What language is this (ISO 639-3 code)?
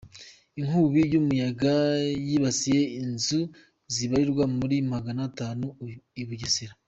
kin